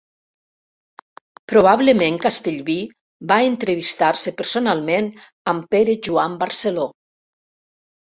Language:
Catalan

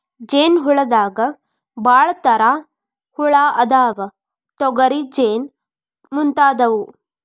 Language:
Kannada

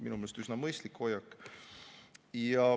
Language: Estonian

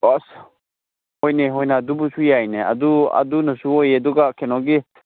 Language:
Manipuri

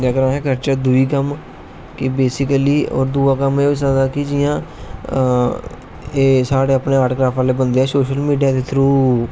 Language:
Dogri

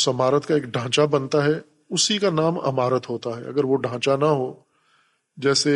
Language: Urdu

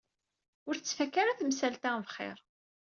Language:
Kabyle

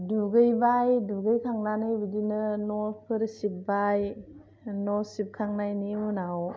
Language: Bodo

